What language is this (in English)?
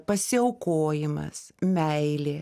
Lithuanian